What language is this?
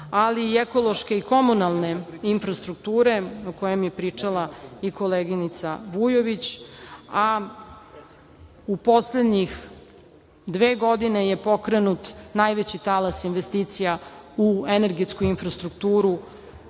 Serbian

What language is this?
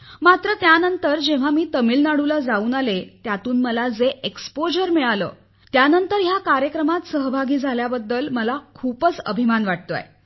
Marathi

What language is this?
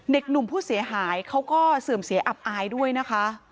Thai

